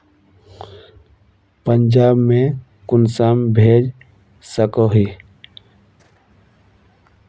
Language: Magahi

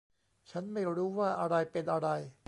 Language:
Thai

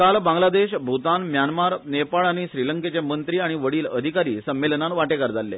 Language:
Konkani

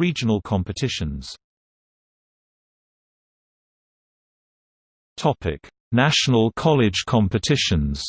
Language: English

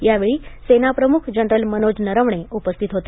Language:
Marathi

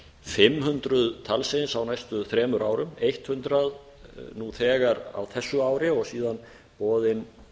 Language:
Icelandic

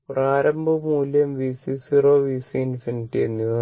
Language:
Malayalam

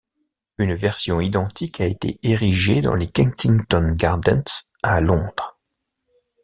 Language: French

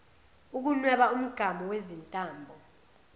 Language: Zulu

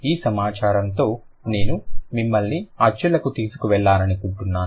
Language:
Telugu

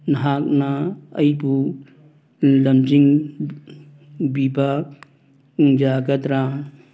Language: Manipuri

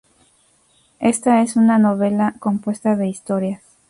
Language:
Spanish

